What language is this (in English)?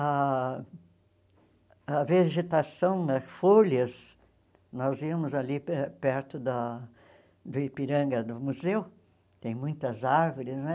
Portuguese